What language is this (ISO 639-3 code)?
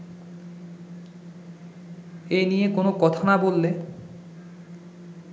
ben